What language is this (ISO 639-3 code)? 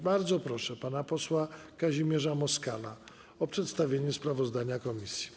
pol